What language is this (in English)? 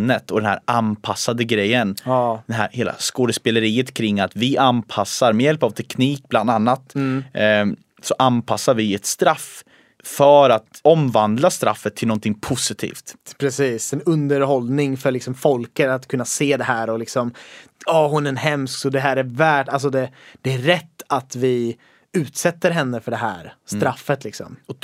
Swedish